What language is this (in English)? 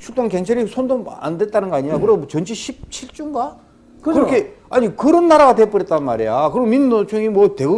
Korean